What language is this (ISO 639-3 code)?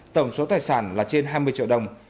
vie